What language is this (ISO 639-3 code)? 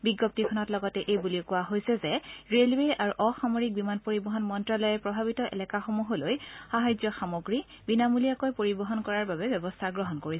asm